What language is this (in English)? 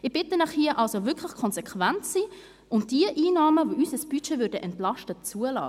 Swiss German